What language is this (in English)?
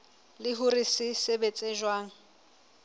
Southern Sotho